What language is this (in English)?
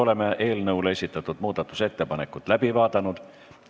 Estonian